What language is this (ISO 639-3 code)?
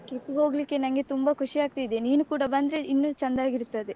kan